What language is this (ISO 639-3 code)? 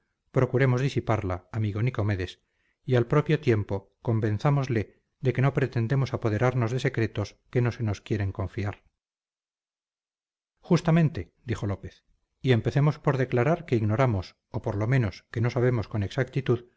spa